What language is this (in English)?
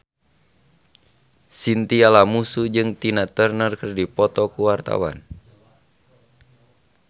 Sundanese